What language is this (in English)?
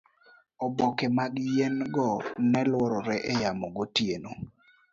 Luo (Kenya and Tanzania)